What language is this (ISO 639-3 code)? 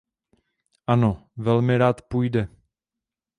ces